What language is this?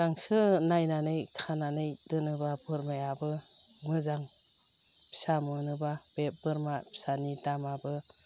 Bodo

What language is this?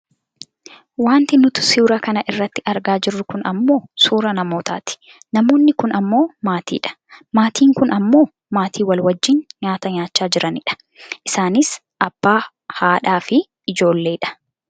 Oromo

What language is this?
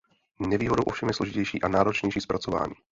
Czech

